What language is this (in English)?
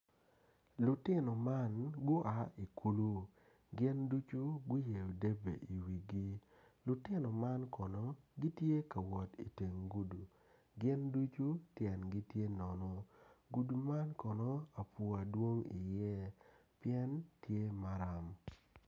Acoli